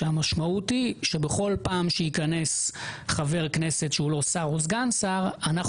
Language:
Hebrew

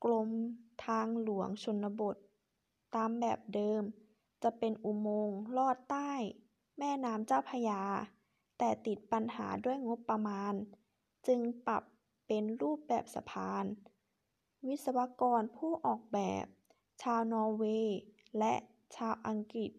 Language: Thai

